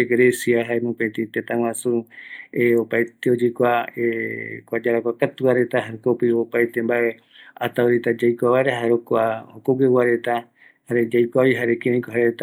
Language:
Eastern Bolivian Guaraní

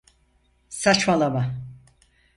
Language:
Turkish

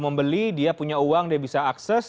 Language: Indonesian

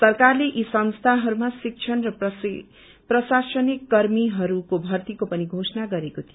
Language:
Nepali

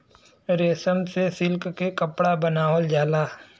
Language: Bhojpuri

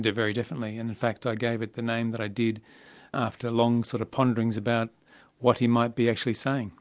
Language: English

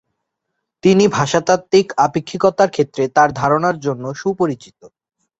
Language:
Bangla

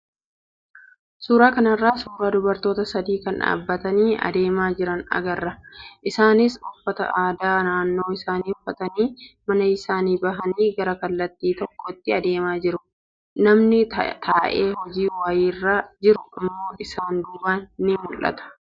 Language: Oromo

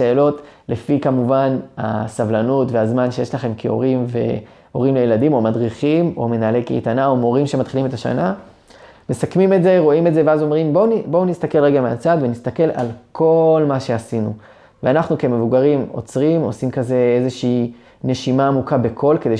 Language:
Hebrew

